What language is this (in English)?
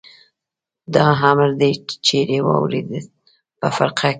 Pashto